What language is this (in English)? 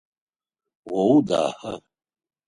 Adyghe